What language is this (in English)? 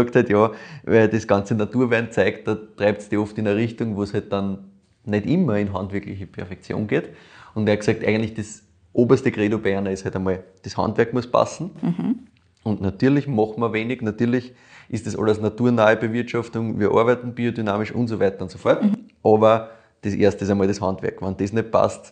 German